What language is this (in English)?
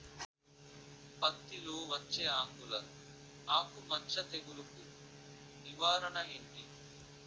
Telugu